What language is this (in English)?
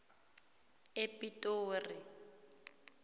South Ndebele